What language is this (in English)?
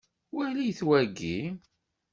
Kabyle